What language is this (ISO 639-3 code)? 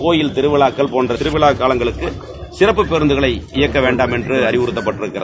tam